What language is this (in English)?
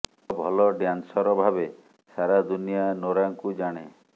Odia